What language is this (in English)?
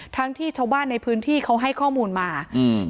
Thai